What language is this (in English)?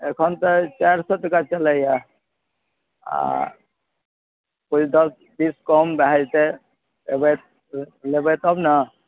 Maithili